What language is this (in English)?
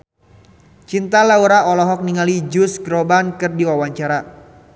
Sundanese